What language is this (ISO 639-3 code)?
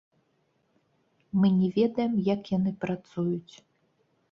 bel